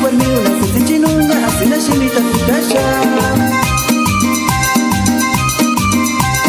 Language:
Arabic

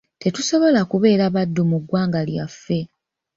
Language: Ganda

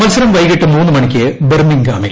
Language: Malayalam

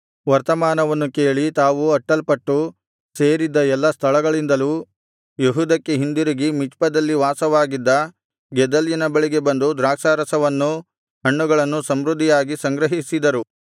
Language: Kannada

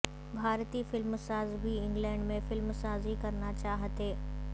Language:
Urdu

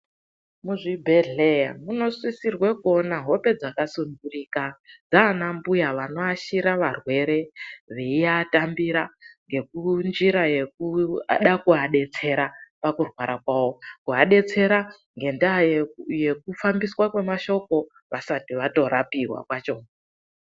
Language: Ndau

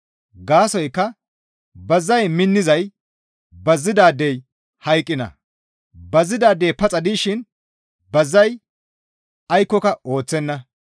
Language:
Gamo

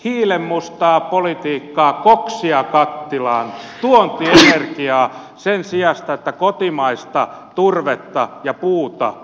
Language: Finnish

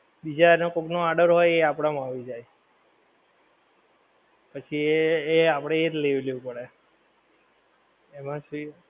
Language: Gujarati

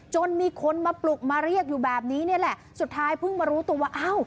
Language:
Thai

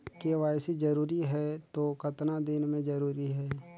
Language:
Chhattisgarhi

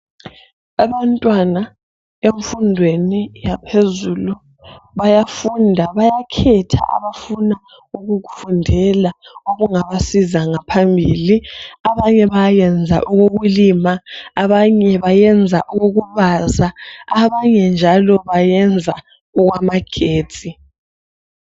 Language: North Ndebele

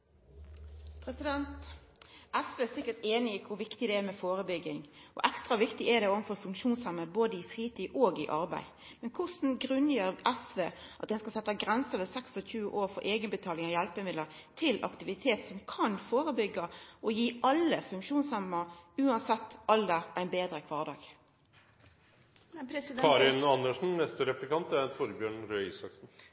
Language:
Norwegian Nynorsk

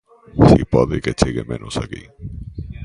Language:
Galician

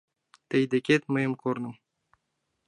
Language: Mari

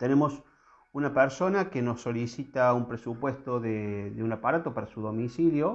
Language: Spanish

